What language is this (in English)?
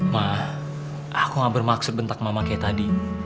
Indonesian